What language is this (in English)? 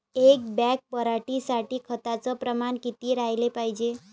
Marathi